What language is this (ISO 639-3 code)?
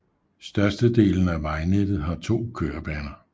dan